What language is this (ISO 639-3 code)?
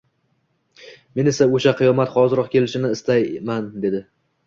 uzb